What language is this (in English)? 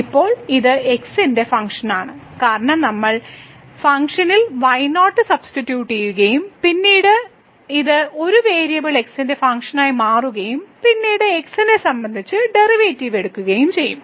Malayalam